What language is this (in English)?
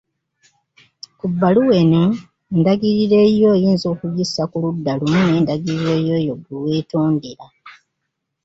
Ganda